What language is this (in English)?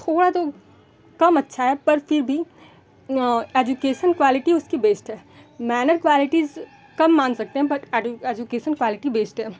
Hindi